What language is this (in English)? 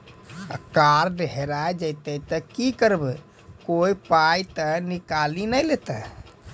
Maithili